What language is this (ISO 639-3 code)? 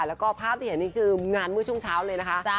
tha